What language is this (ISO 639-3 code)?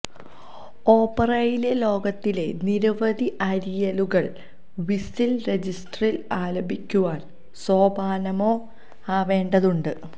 mal